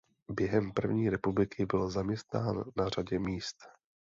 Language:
Czech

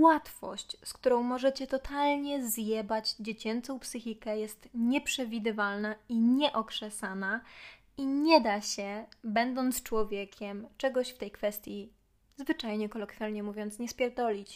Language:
Polish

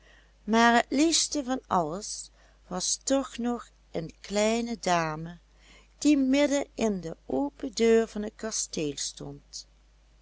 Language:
Dutch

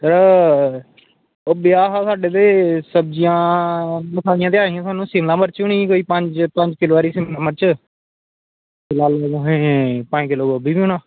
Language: Dogri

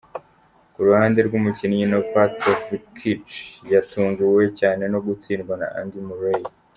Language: Kinyarwanda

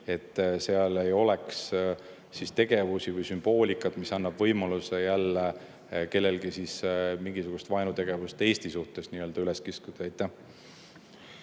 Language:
Estonian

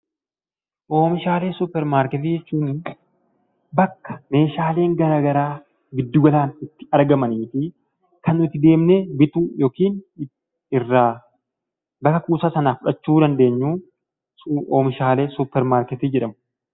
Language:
Oromo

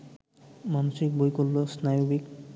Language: Bangla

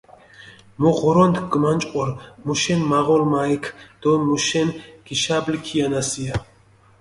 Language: Mingrelian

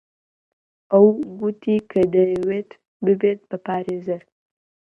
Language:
Central Kurdish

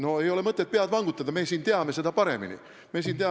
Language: Estonian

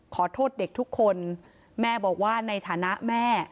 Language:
Thai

